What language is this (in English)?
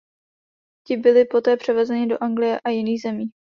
Czech